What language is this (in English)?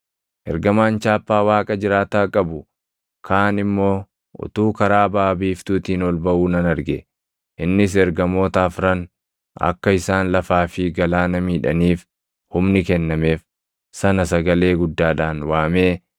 Oromo